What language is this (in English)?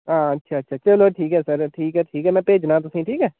Dogri